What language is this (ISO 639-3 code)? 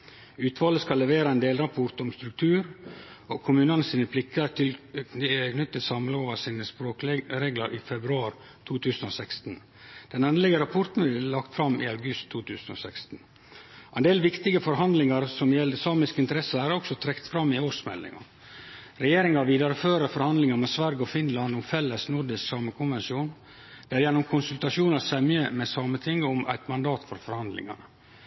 nno